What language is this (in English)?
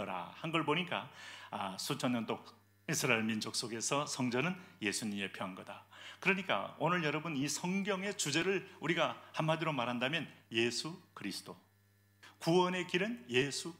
Korean